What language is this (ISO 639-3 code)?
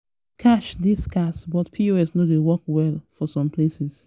pcm